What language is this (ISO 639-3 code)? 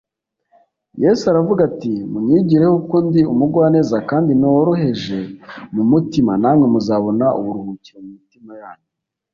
kin